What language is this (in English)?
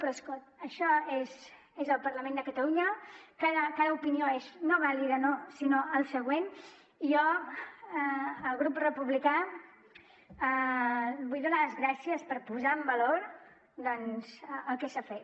Catalan